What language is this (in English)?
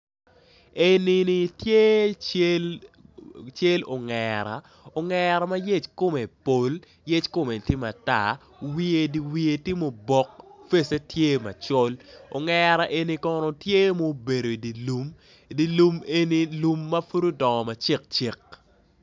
Acoli